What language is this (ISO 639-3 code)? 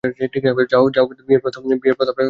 ben